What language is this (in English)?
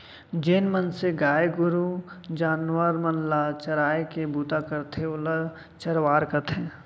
Chhattisgarhi